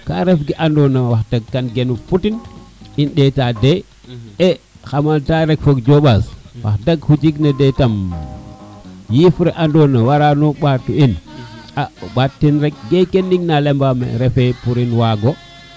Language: Serer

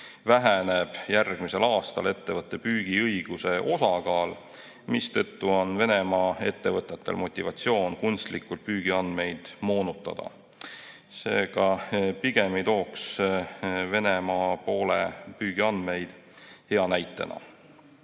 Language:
Estonian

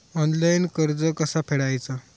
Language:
Marathi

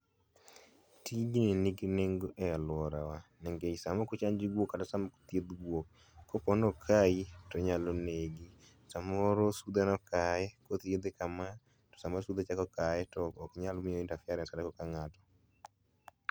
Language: Luo (Kenya and Tanzania)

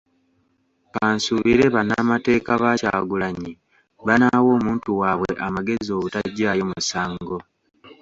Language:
Ganda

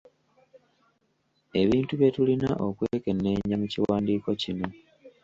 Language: Ganda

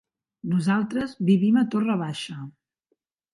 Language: Catalan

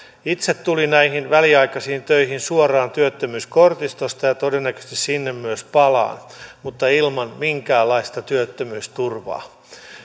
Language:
Finnish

